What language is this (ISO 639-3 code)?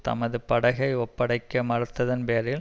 tam